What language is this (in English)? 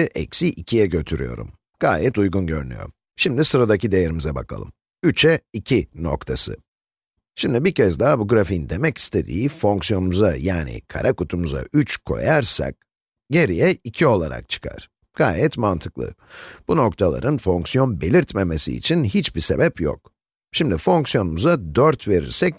Turkish